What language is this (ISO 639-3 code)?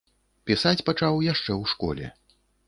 bel